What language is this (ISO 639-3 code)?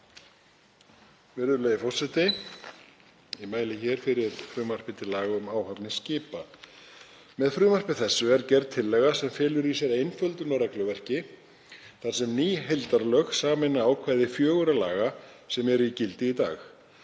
isl